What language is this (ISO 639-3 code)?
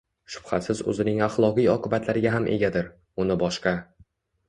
uzb